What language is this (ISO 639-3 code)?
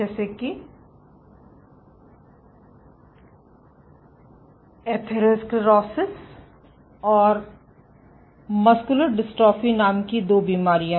hin